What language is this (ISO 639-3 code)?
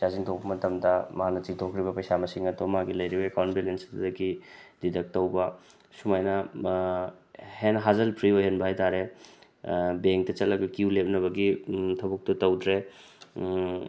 mni